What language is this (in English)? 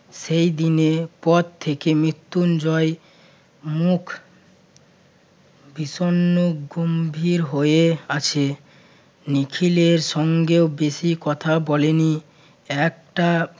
Bangla